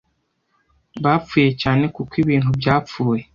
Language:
Kinyarwanda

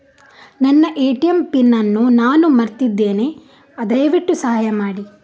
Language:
Kannada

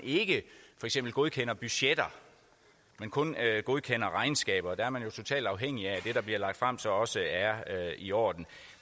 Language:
Danish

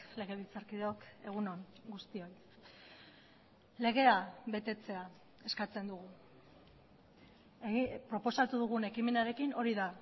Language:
Basque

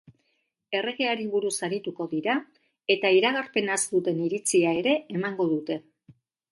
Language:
Basque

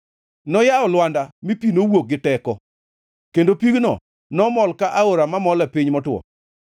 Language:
Luo (Kenya and Tanzania)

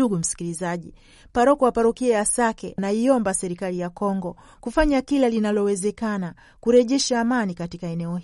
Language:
Swahili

